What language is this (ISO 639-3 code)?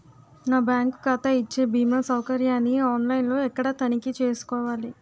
tel